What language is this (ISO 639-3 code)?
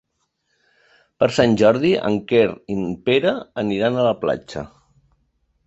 cat